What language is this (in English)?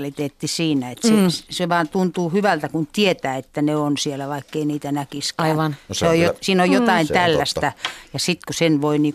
Finnish